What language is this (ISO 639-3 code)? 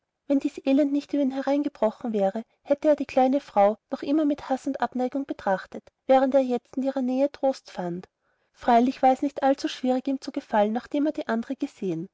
deu